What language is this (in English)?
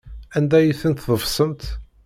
Kabyle